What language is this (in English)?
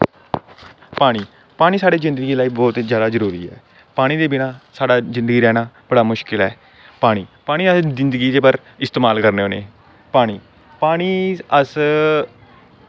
Dogri